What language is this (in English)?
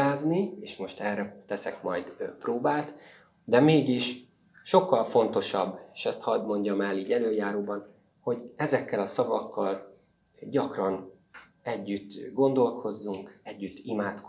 Hungarian